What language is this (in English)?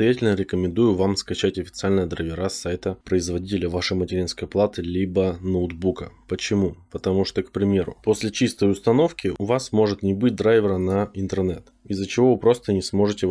Russian